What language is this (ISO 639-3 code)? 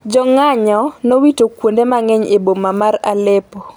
luo